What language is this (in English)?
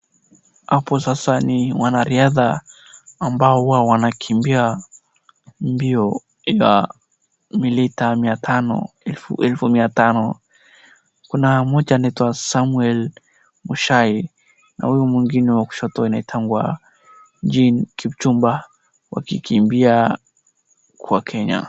Swahili